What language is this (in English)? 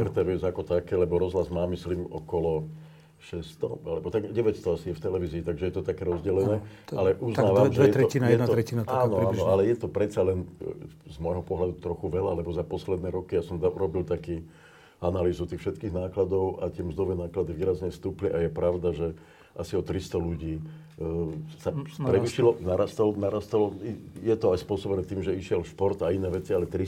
Slovak